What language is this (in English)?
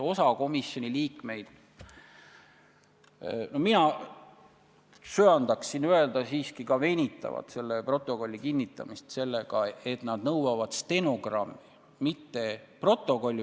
Estonian